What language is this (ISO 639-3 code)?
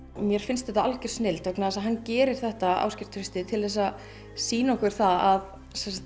isl